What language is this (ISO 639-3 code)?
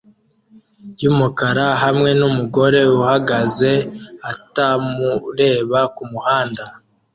kin